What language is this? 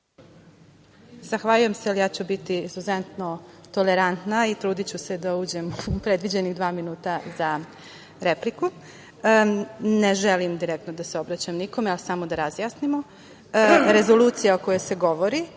Serbian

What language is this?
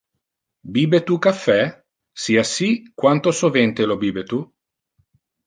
Interlingua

